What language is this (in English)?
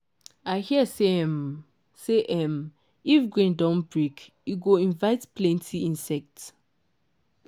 Nigerian Pidgin